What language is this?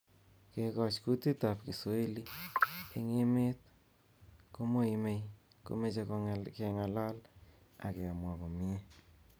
Kalenjin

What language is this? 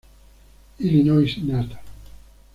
Spanish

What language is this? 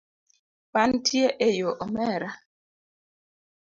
Luo (Kenya and Tanzania)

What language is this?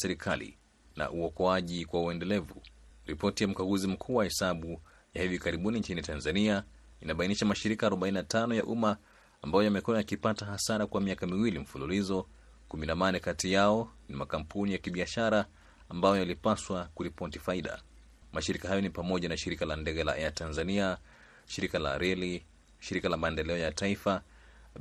Swahili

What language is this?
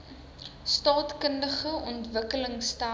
Afrikaans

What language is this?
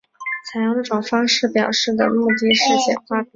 Chinese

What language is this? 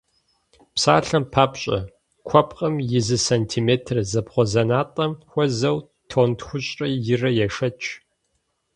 Kabardian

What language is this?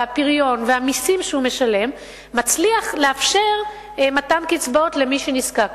Hebrew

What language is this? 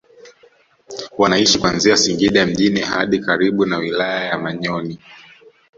Swahili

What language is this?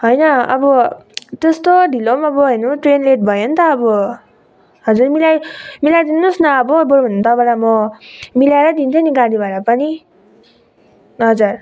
Nepali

